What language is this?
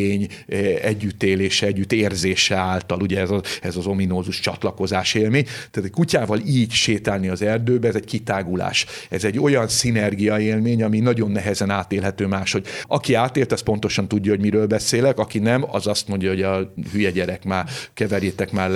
Hungarian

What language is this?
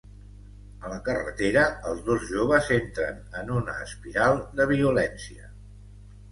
Catalan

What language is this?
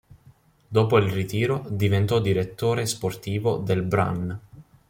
Italian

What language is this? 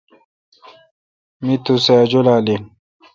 Kalkoti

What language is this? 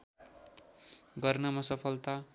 Nepali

